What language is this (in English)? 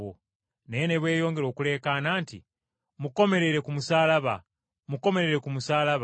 Ganda